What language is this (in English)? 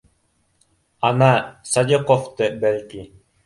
Bashkir